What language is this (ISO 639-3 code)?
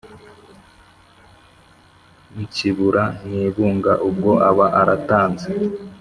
kin